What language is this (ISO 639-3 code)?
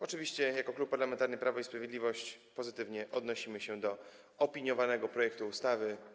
pol